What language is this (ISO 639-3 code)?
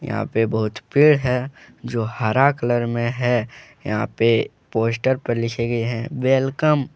hin